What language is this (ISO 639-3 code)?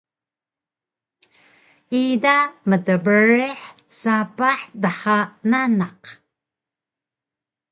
trv